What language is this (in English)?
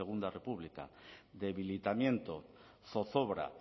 Spanish